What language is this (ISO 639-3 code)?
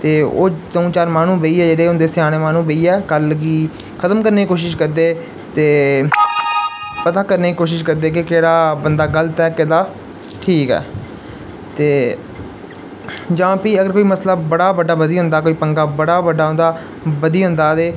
doi